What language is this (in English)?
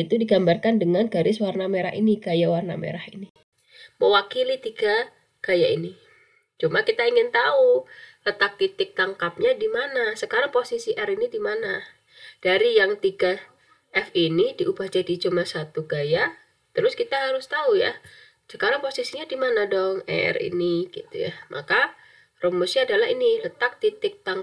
Indonesian